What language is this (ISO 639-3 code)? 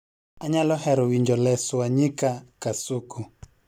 luo